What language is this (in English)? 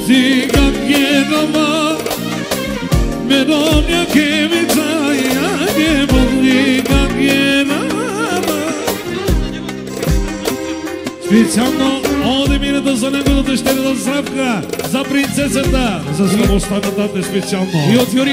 Bulgarian